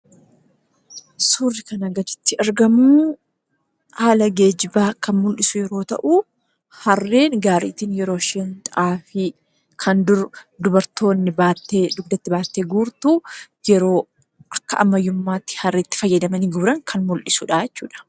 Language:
Oromo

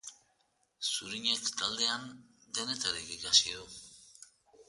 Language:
Basque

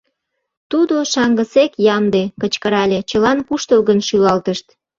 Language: Mari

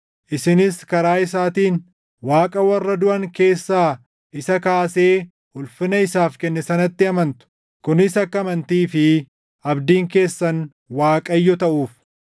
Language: Oromo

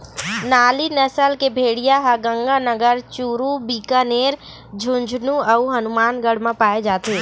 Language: Chhattisgarhi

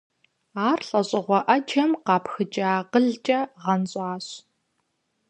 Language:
Kabardian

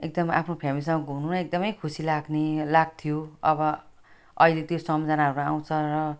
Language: Nepali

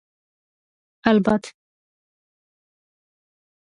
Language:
Georgian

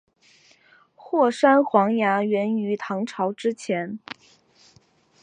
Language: Chinese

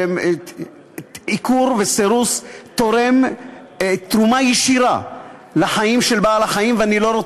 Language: Hebrew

